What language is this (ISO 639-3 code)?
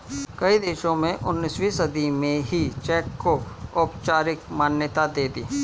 hin